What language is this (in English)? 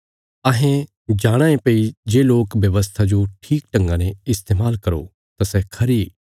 Bilaspuri